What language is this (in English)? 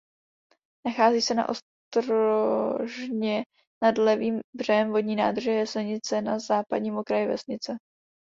Czech